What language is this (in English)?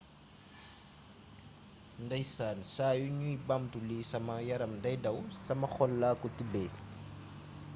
Wolof